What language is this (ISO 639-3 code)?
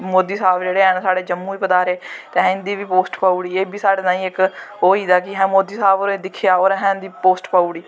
doi